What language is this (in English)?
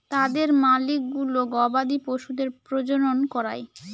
Bangla